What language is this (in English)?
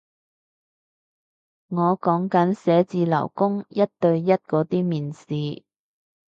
Cantonese